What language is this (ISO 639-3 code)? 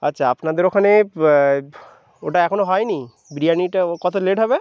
ben